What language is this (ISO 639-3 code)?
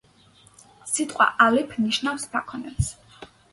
kat